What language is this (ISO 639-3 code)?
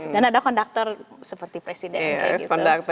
ind